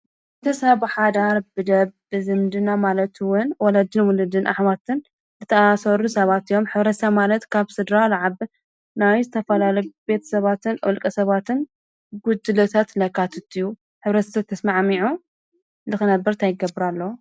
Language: Tigrinya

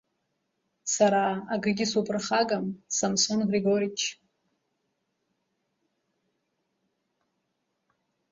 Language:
Abkhazian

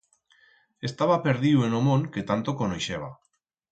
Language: Aragonese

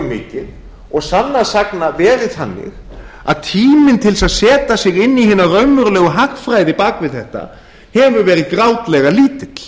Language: Icelandic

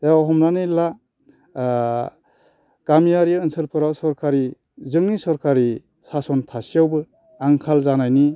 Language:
Bodo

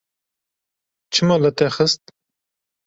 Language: Kurdish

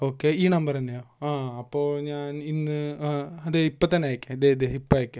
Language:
Malayalam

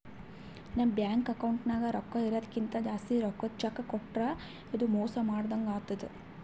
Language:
Kannada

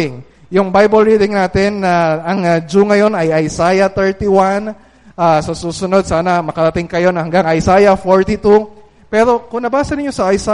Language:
Filipino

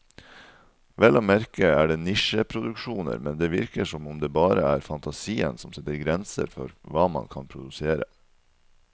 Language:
Norwegian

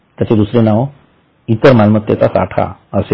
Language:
Marathi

